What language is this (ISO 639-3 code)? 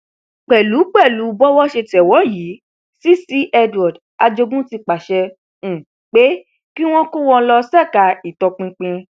yor